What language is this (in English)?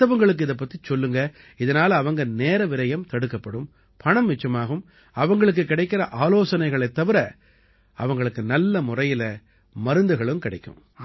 Tamil